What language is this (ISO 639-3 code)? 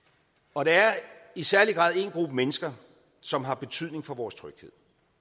dan